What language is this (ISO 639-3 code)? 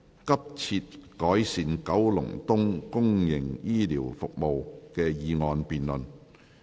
yue